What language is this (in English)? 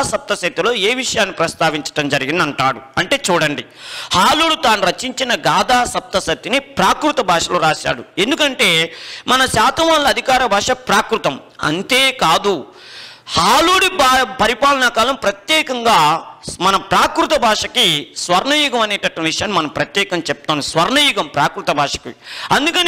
Hindi